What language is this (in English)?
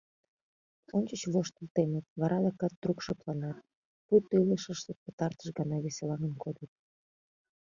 Mari